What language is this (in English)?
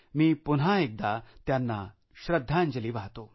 Marathi